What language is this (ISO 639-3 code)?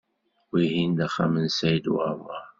kab